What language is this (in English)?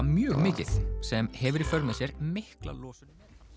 Icelandic